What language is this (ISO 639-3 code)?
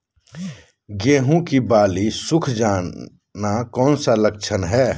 mag